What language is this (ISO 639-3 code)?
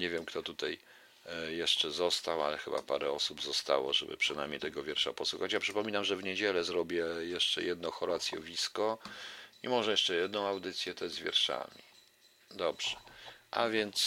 pol